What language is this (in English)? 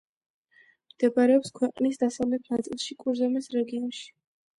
Georgian